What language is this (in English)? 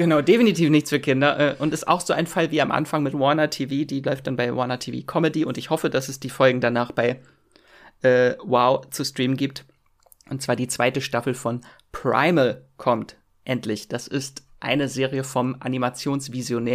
German